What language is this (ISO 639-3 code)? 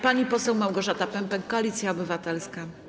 pol